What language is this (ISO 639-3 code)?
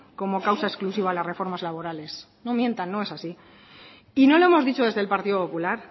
spa